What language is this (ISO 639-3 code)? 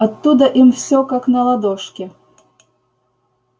rus